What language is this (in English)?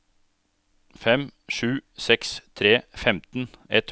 Norwegian